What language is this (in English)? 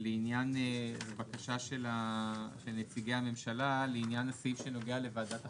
Hebrew